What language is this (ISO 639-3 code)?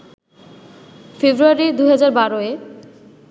ben